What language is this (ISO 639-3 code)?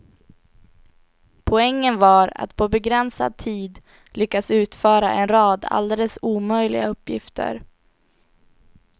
swe